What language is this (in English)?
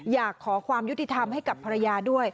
Thai